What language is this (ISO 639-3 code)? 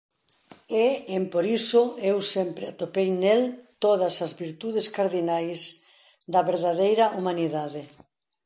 glg